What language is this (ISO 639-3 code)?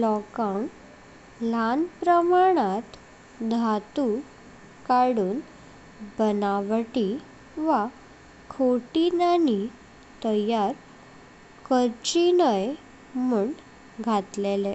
kok